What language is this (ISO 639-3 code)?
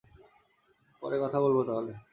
ben